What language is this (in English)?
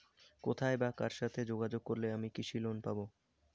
Bangla